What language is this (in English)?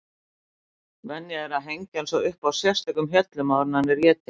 Icelandic